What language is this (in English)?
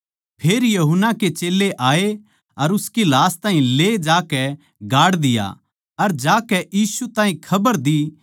Haryanvi